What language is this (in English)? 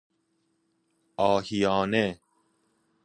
Persian